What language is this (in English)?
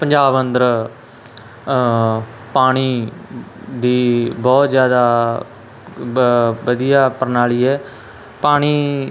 Punjabi